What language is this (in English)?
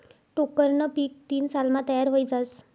Marathi